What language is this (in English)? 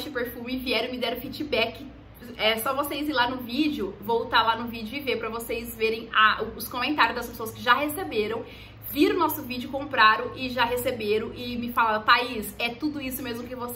Portuguese